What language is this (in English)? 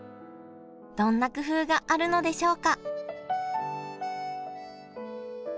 Japanese